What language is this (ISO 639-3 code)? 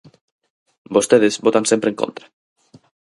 glg